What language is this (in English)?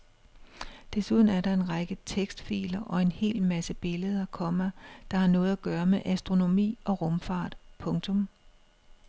Danish